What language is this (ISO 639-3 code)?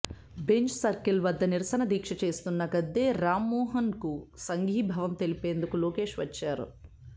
tel